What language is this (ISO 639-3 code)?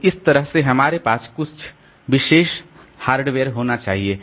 hin